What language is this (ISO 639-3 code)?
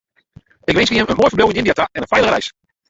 fry